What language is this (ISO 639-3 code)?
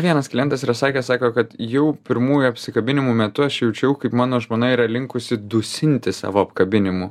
lit